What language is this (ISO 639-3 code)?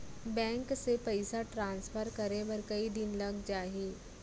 hne